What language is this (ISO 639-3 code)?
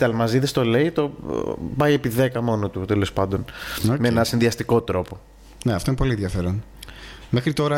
ell